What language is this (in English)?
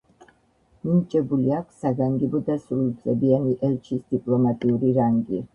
Georgian